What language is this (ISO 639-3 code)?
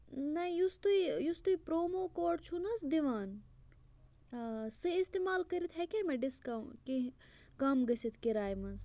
kas